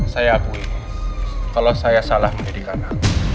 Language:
Indonesian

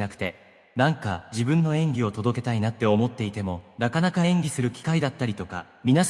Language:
Japanese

